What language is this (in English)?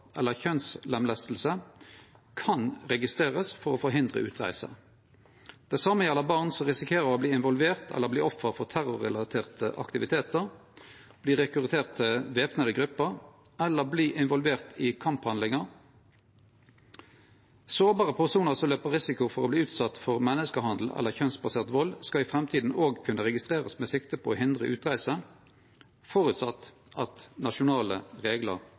Norwegian Nynorsk